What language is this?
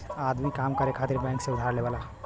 Bhojpuri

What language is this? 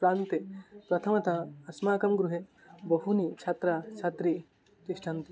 Sanskrit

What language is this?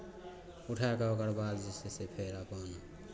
Maithili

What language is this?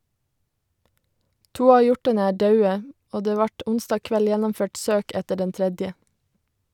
Norwegian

